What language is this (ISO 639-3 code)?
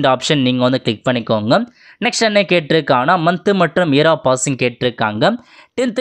tam